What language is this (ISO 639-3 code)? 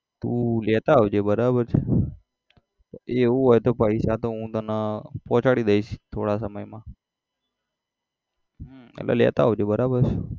guj